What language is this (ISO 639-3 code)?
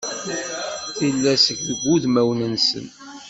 kab